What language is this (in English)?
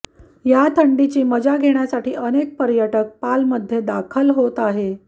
Marathi